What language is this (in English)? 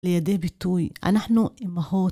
Hebrew